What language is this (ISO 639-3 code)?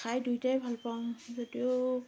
asm